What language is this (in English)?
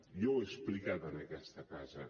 Catalan